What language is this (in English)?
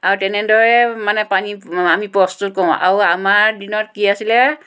Assamese